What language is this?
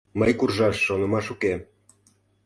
Mari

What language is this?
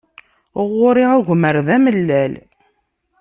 Kabyle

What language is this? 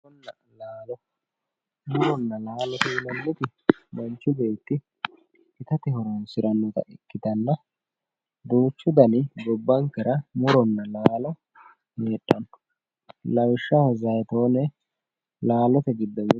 Sidamo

